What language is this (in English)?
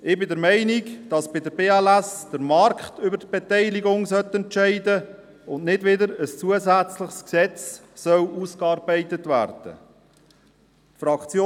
Swiss German